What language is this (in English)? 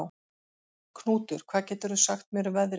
Icelandic